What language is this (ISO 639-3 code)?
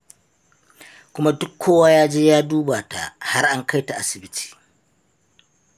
hau